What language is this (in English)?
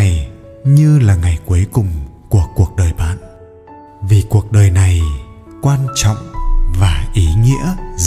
Vietnamese